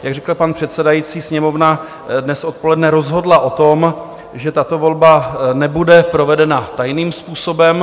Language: Czech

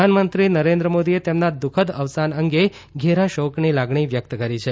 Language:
Gujarati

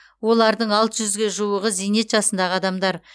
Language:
Kazakh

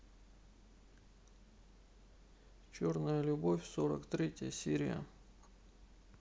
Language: Russian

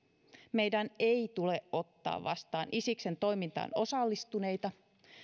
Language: Finnish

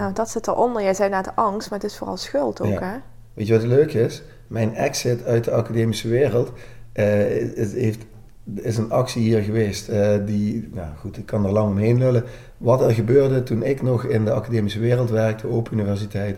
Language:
Dutch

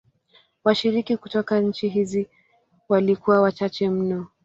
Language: Swahili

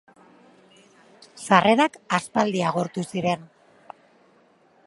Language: Basque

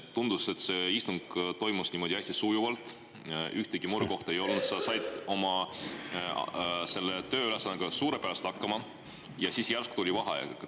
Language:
Estonian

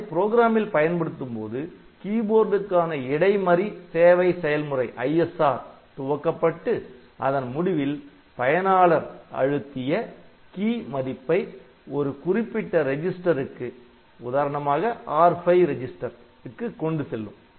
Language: Tamil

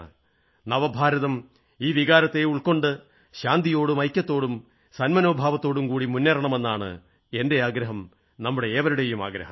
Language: Malayalam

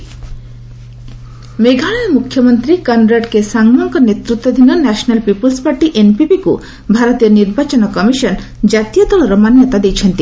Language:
Odia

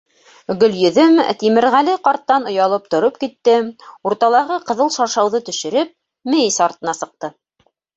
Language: Bashkir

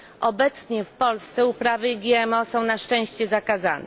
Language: Polish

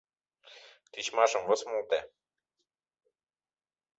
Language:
Mari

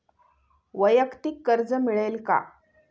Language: Marathi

